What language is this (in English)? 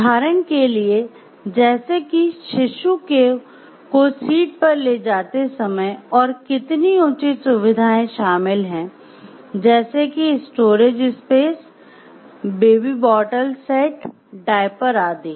Hindi